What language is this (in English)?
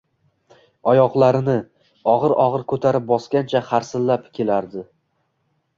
Uzbek